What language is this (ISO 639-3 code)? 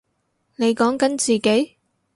yue